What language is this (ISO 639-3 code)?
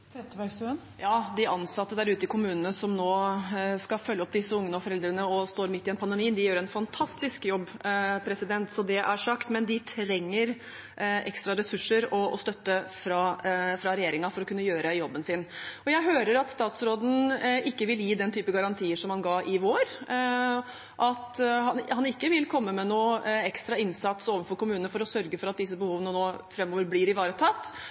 nor